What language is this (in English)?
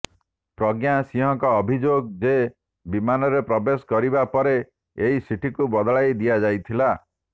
Odia